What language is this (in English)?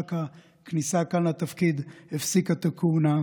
Hebrew